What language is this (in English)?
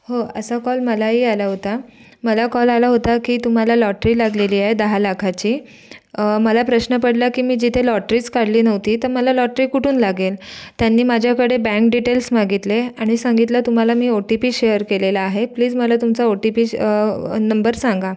Marathi